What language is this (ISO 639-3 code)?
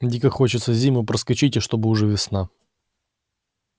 rus